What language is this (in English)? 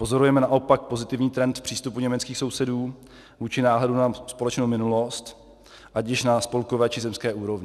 Czech